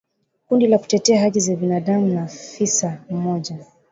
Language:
Swahili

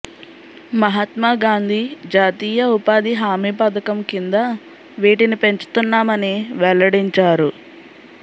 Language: Telugu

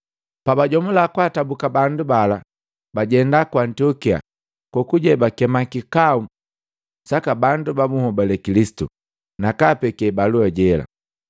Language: Matengo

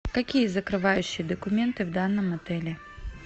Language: Russian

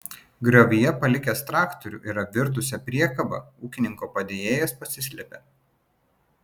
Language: Lithuanian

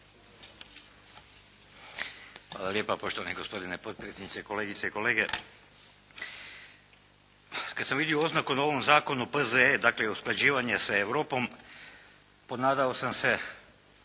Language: Croatian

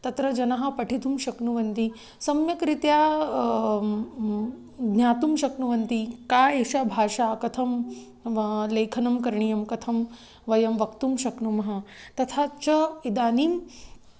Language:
Sanskrit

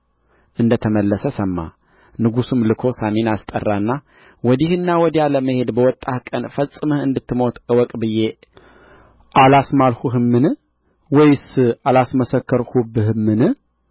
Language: Amharic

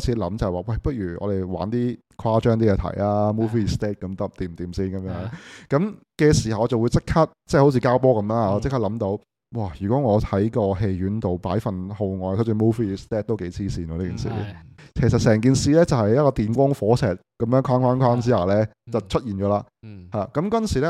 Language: Chinese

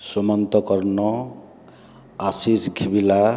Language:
Odia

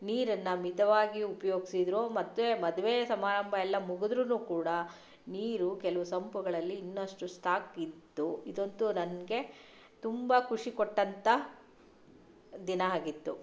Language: Kannada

